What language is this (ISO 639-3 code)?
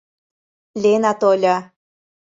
chm